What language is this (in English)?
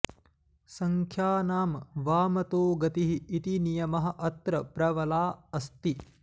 Sanskrit